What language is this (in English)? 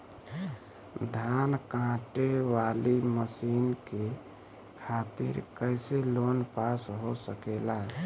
Bhojpuri